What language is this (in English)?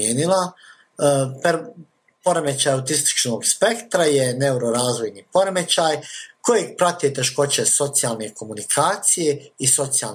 Croatian